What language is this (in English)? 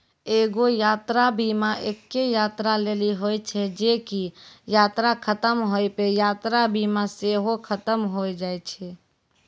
Maithili